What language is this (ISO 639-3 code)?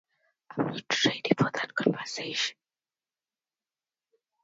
eng